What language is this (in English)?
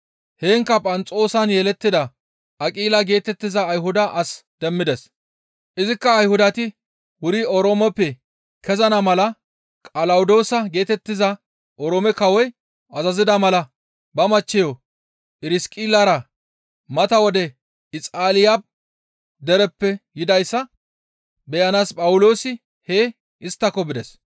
Gamo